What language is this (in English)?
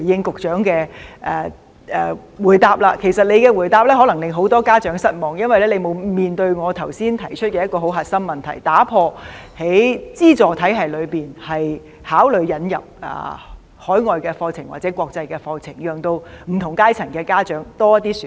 Cantonese